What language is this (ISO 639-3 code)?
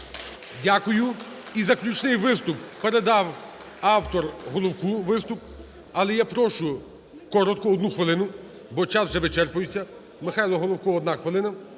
ukr